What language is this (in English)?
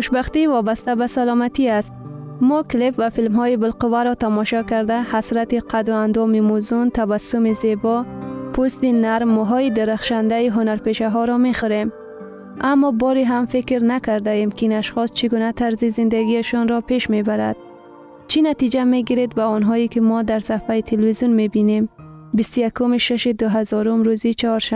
Persian